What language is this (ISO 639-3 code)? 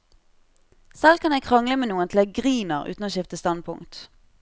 nor